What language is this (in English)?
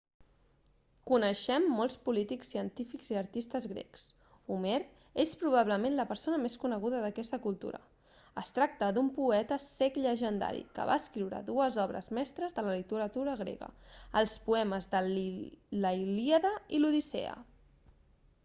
Catalan